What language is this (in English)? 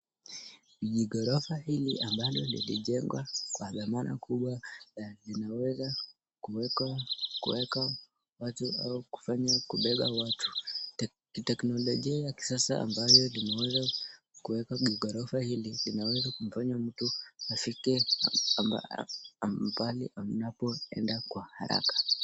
Swahili